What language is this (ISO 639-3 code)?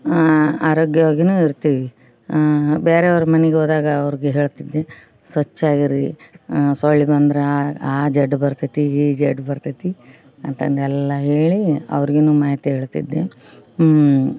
kan